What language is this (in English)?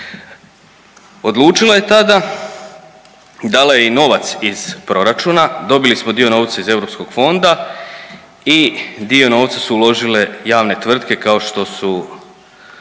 Croatian